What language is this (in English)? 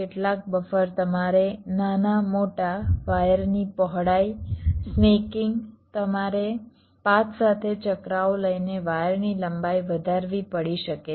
Gujarati